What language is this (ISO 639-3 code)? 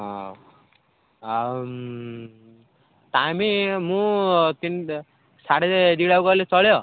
ori